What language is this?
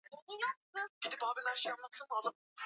Swahili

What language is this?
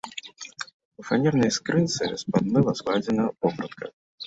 Belarusian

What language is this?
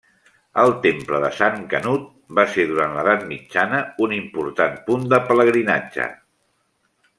Catalan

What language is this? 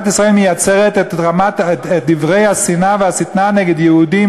Hebrew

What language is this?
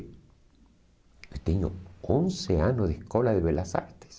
Portuguese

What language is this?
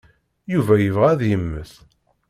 Kabyle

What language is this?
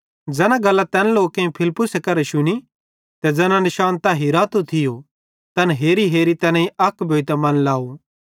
Bhadrawahi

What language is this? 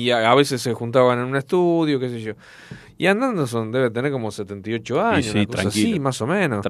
Spanish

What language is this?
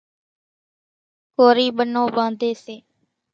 Kachi Koli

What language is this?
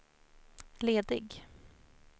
Swedish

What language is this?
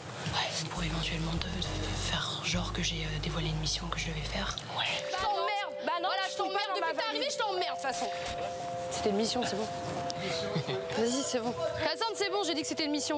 French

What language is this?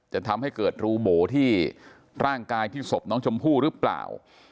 Thai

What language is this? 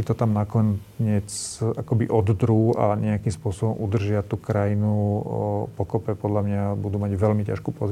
Slovak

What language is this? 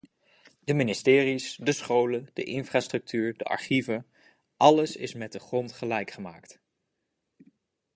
Dutch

